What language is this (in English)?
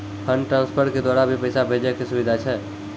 Maithili